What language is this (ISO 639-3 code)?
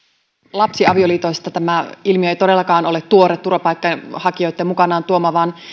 fin